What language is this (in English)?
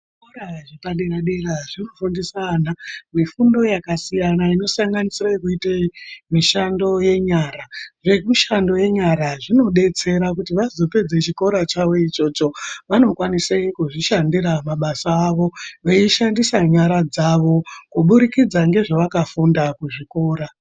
Ndau